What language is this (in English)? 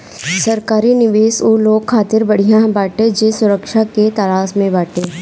Bhojpuri